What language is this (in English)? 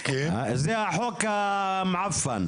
Hebrew